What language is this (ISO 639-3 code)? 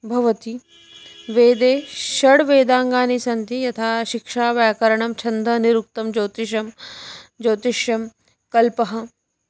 san